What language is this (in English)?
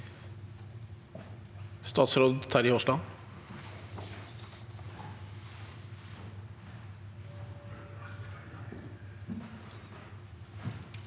Norwegian